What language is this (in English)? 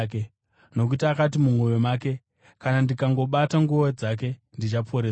Shona